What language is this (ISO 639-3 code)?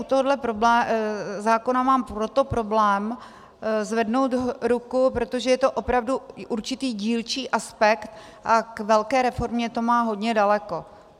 ces